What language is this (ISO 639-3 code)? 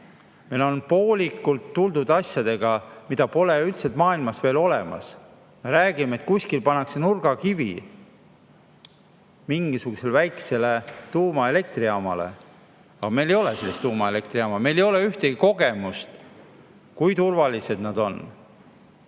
est